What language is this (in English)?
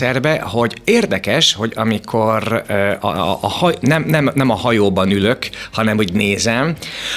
Hungarian